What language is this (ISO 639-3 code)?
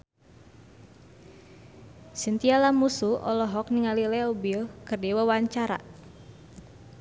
sun